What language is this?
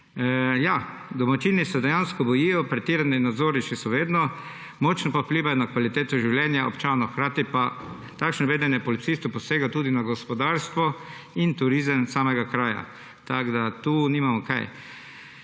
Slovenian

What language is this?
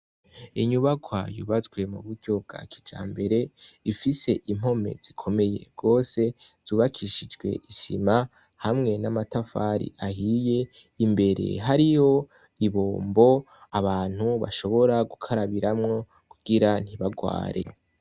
Rundi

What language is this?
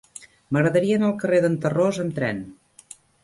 Catalan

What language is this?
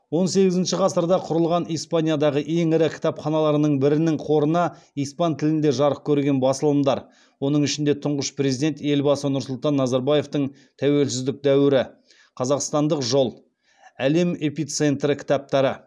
Kazakh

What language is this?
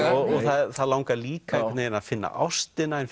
Icelandic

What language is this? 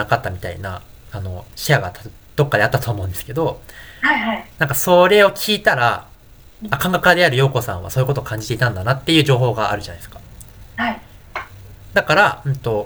Japanese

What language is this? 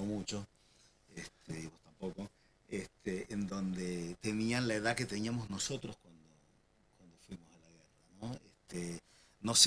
Spanish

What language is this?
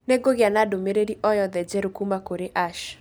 Kikuyu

